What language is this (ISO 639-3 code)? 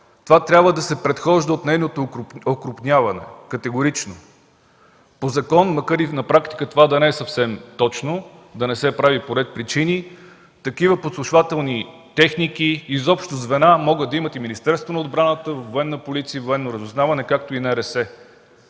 bul